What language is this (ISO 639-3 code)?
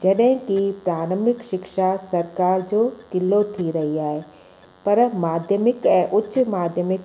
snd